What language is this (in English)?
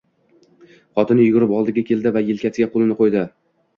Uzbek